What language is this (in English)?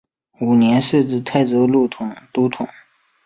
Chinese